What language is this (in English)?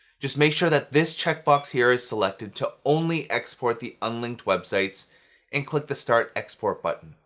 English